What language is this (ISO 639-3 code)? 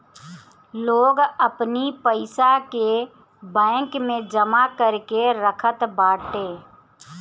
bho